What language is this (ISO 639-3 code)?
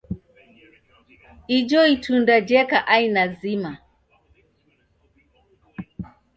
dav